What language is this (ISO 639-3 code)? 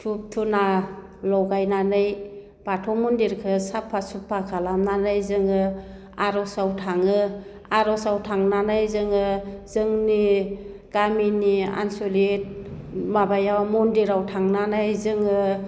brx